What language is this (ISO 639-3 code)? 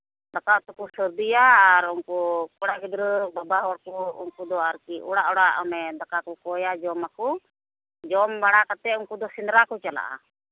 sat